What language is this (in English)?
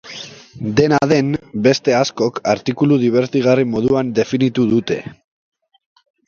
Basque